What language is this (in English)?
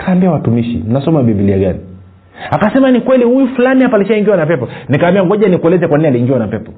Swahili